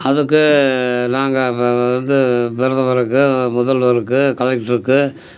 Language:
Tamil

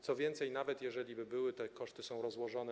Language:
Polish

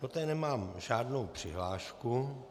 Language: Czech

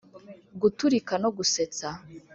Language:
Kinyarwanda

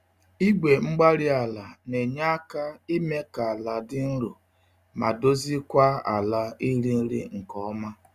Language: Igbo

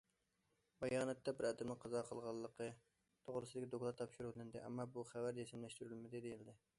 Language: Uyghur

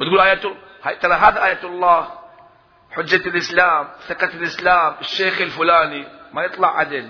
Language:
Arabic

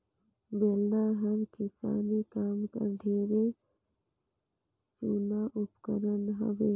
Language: Chhattisgarhi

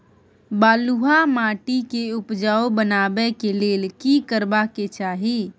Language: Maithili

